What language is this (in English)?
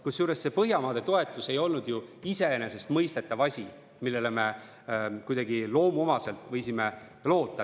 Estonian